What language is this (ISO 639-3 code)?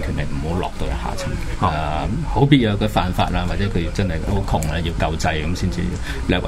zho